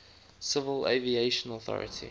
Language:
English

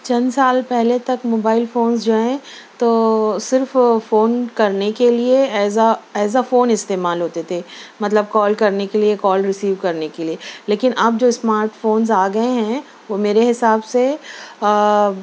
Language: Urdu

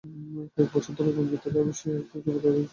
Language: Bangla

